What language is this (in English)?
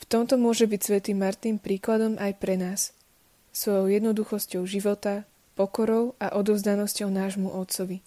Slovak